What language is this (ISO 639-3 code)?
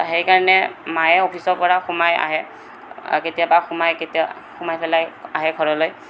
asm